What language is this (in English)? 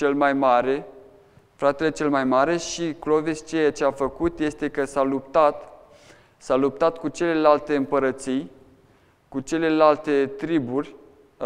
Romanian